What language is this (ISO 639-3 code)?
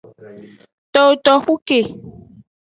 ajg